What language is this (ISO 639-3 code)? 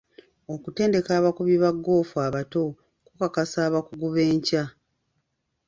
lug